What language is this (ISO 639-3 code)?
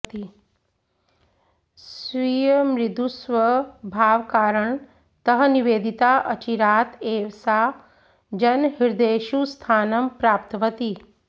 san